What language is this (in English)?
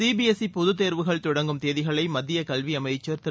Tamil